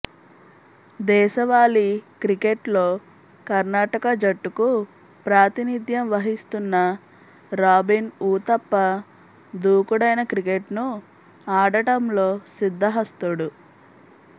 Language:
Telugu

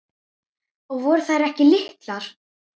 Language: Icelandic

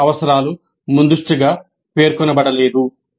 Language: Telugu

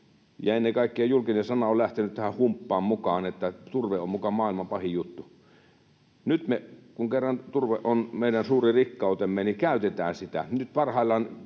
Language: Finnish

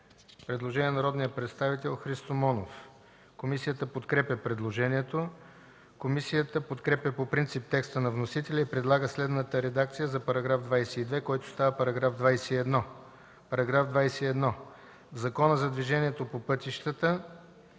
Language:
Bulgarian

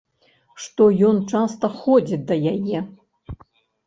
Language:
Belarusian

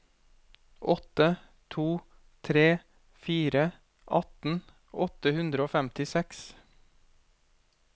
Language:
Norwegian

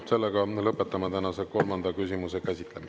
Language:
Estonian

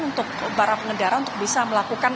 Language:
Indonesian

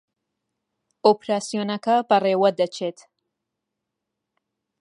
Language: Central Kurdish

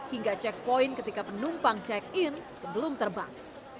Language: Indonesian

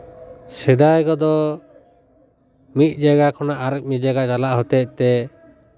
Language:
Santali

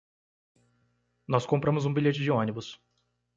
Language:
Portuguese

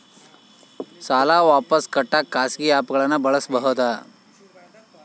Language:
Kannada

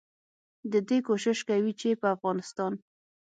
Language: Pashto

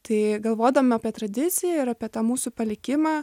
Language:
Lithuanian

